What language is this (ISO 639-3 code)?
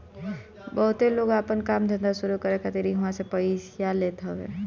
bho